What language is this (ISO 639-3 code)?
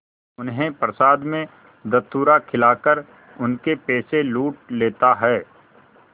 hin